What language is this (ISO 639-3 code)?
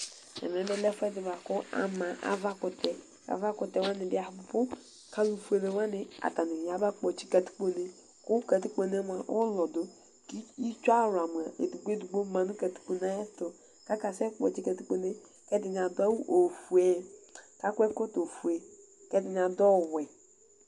kpo